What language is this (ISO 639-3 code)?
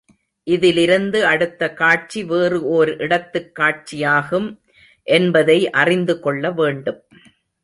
tam